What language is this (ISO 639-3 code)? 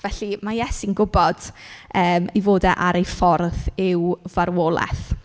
cym